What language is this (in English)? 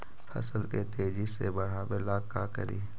Magahi